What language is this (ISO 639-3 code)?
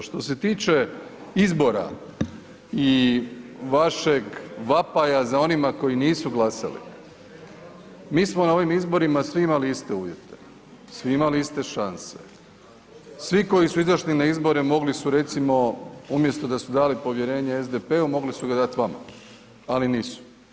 hrv